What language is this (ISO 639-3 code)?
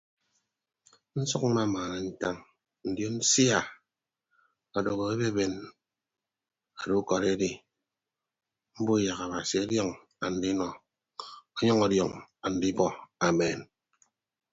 ibb